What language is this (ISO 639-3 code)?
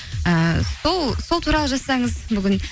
kaz